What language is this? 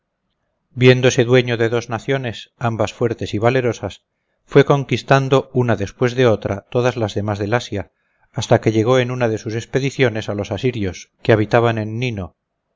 Spanish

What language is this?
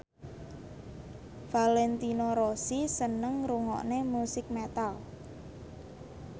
Javanese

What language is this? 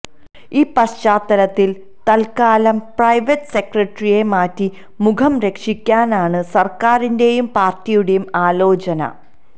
Malayalam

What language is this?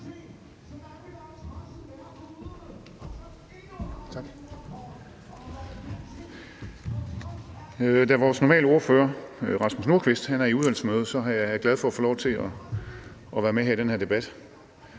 Danish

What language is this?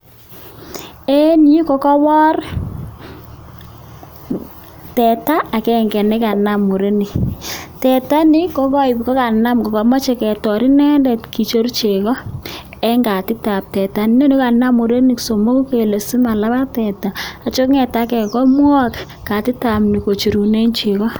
Kalenjin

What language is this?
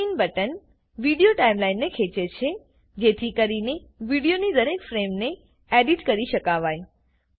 Gujarati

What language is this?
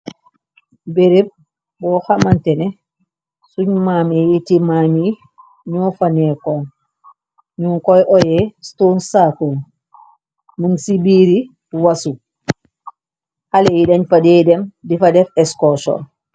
Wolof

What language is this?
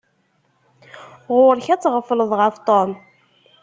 Kabyle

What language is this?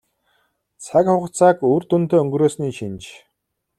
Mongolian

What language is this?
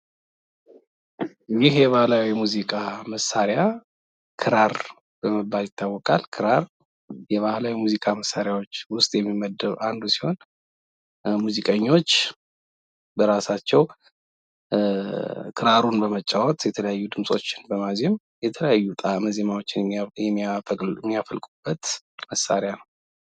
Amharic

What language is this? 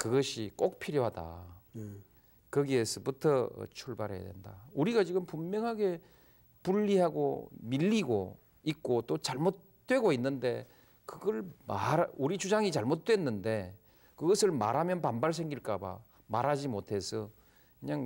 Korean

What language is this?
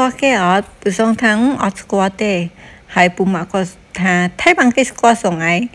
Vietnamese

